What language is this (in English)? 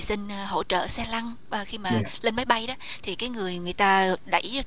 Vietnamese